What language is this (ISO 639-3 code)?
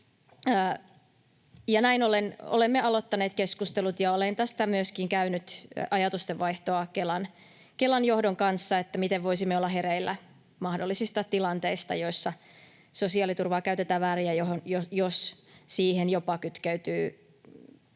fin